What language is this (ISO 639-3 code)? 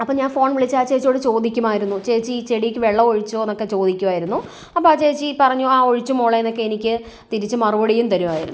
mal